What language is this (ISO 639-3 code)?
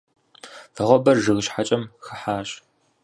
kbd